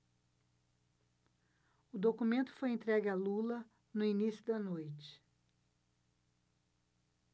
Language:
Portuguese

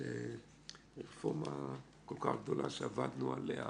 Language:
Hebrew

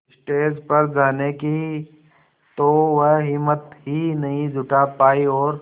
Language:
Hindi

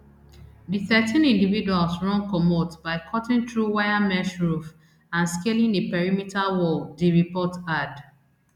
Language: Nigerian Pidgin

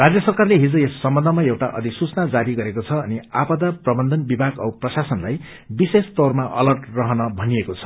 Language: Nepali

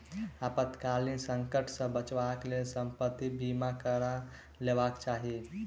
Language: Maithili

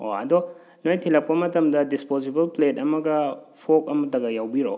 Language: Manipuri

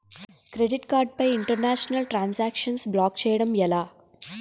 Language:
Telugu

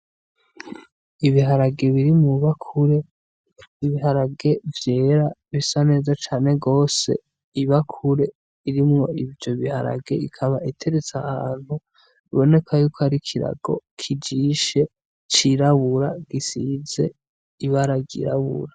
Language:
Rundi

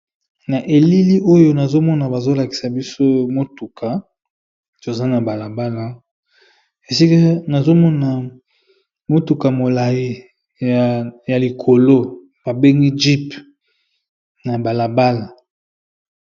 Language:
Lingala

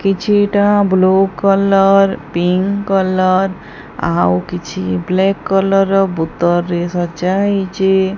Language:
Odia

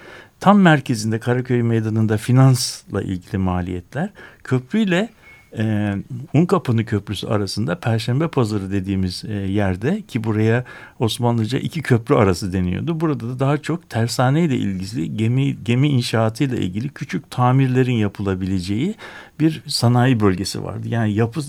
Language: Turkish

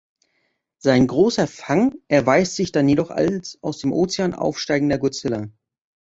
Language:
German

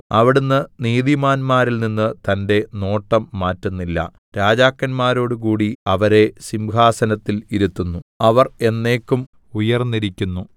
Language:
Malayalam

